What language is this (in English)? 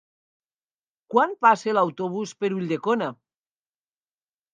Catalan